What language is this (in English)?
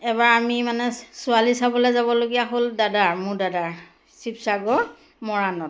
Assamese